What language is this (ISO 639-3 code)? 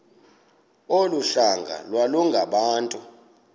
xho